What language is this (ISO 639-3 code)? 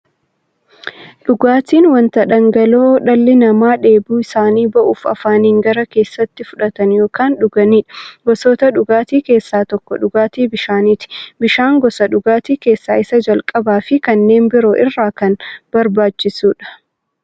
orm